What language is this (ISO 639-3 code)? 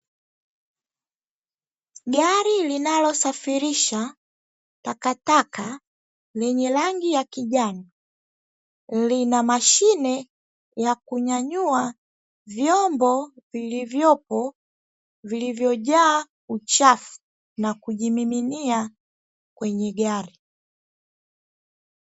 swa